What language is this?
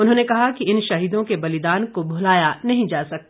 Hindi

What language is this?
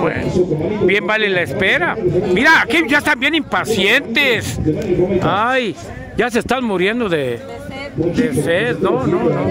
Spanish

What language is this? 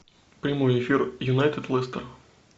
Russian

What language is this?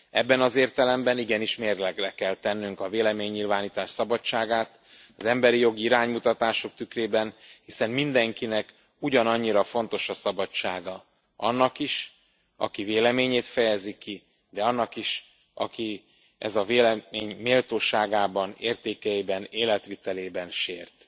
Hungarian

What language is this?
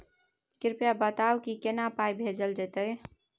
Maithili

